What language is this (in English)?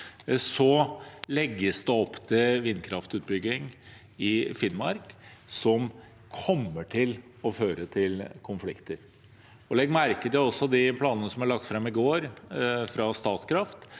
Norwegian